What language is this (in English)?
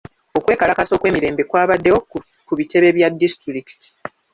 Ganda